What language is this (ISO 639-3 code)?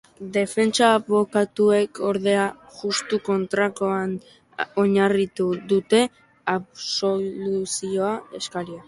eus